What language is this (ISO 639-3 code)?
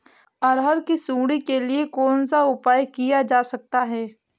hin